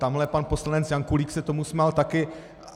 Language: Czech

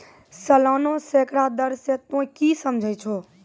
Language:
Maithili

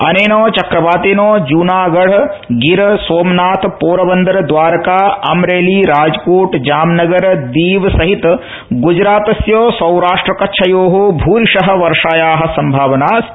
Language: Sanskrit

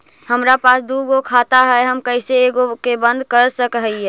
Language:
Magahi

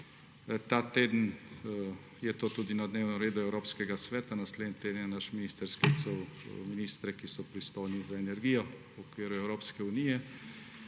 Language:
Slovenian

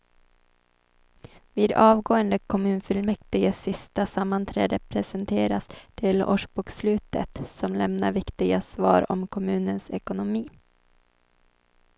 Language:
Swedish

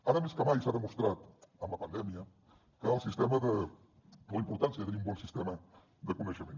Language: Catalan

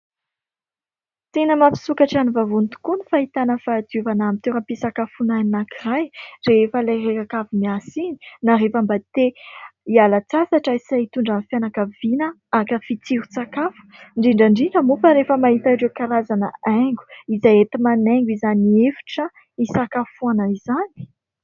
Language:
Malagasy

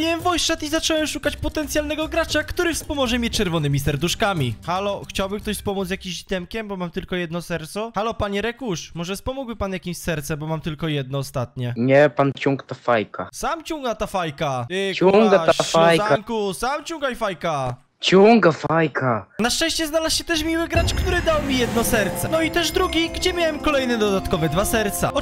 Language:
Polish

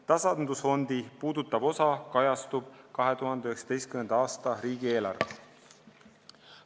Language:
Estonian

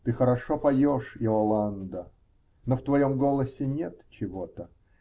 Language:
Russian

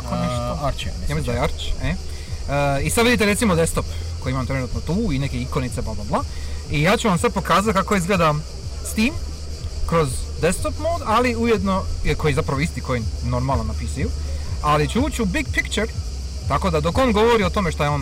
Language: Croatian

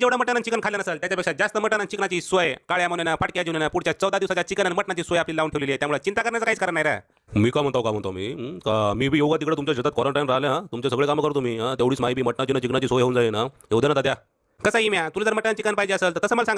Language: Marathi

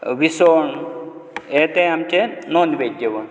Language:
Konkani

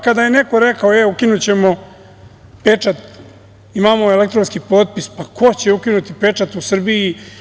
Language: Serbian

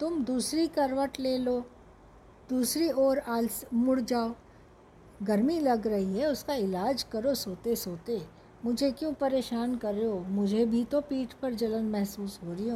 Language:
Hindi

